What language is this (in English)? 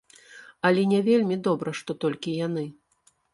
Belarusian